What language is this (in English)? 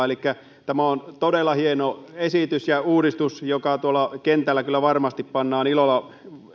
Finnish